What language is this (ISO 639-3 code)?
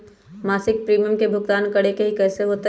mag